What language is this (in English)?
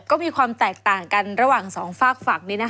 Thai